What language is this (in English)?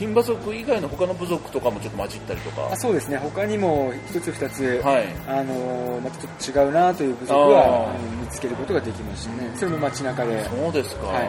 Japanese